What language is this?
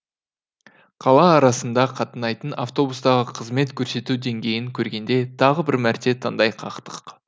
Kazakh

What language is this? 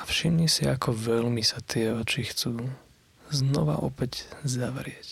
Slovak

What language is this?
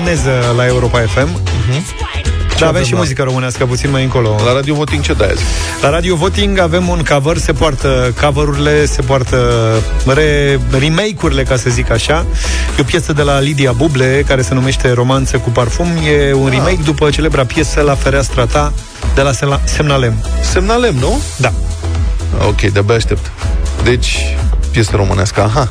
Romanian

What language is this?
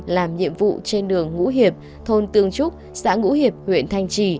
Vietnamese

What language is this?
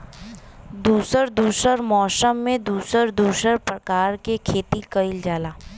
Bhojpuri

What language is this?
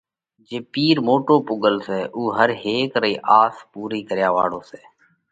Parkari Koli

